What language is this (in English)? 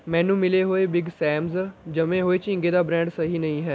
Punjabi